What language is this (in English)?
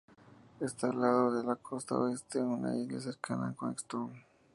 Spanish